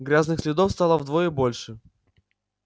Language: Russian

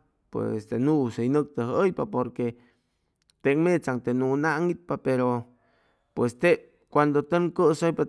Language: Chimalapa Zoque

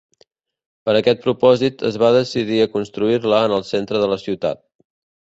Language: Catalan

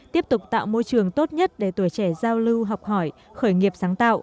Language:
Vietnamese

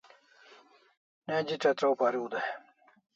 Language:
Kalasha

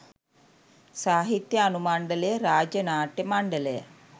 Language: Sinhala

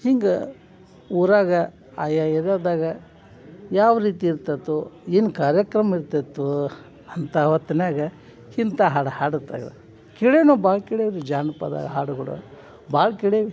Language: Kannada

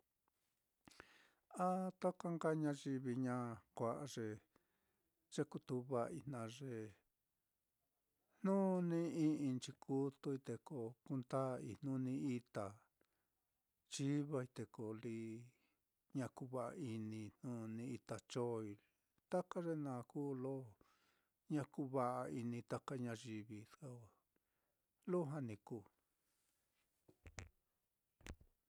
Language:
Mitlatongo Mixtec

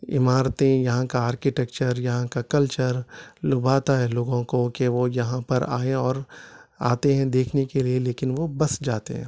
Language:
Urdu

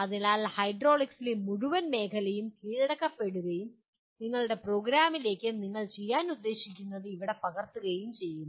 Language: Malayalam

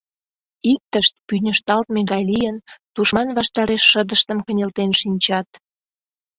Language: Mari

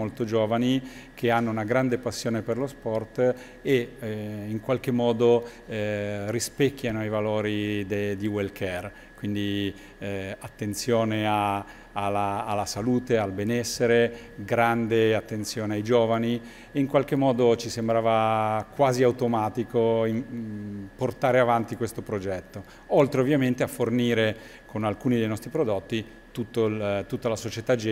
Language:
Italian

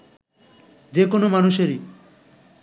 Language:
Bangla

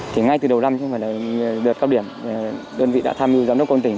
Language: Vietnamese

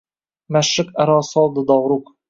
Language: Uzbek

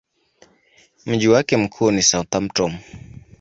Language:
Swahili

